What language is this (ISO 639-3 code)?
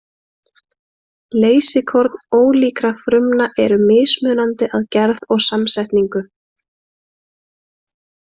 isl